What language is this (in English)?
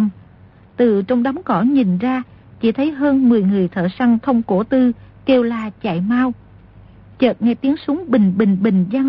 Vietnamese